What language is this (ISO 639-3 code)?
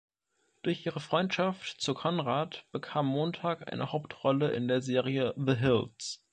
deu